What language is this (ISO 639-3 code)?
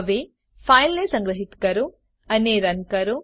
guj